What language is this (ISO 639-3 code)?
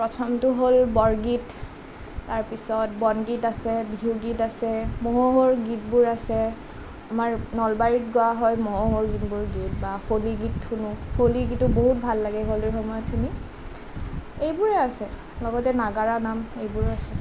asm